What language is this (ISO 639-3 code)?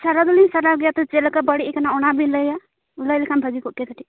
sat